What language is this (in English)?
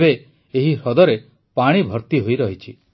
Odia